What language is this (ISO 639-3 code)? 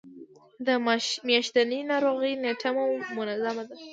pus